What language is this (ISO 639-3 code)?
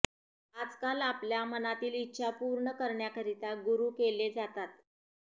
mar